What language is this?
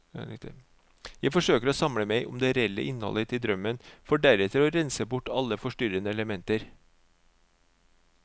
Norwegian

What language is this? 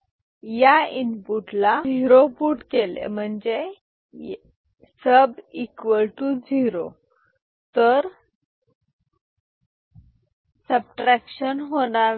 Marathi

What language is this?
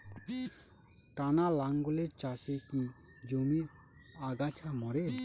Bangla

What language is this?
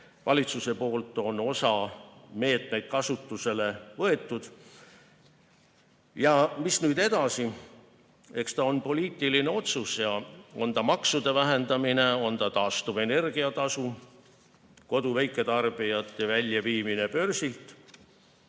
Estonian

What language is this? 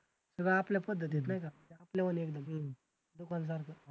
Marathi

